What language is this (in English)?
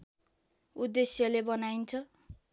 Nepali